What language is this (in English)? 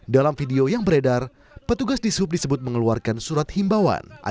Indonesian